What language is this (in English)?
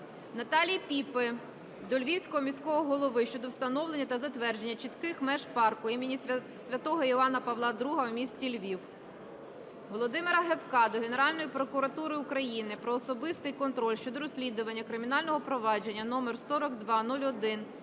Ukrainian